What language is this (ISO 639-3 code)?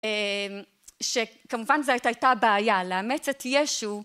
heb